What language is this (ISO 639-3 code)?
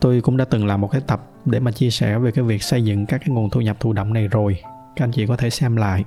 vie